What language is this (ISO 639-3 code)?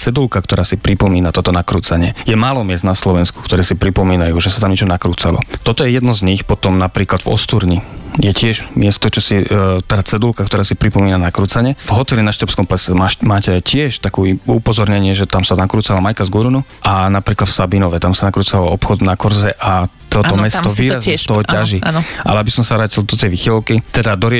slk